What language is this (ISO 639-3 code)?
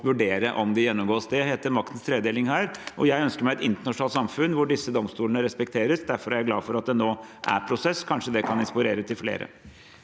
nor